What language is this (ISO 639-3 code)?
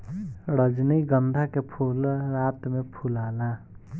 bho